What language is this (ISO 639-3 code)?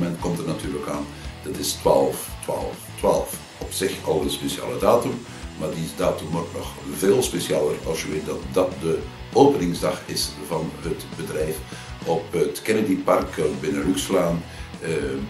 nld